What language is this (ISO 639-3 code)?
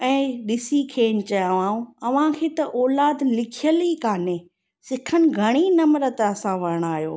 snd